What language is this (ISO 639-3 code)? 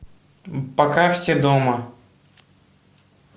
rus